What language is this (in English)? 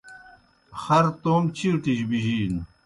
Kohistani Shina